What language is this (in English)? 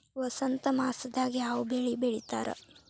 Kannada